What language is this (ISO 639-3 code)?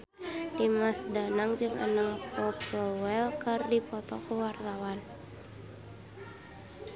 sun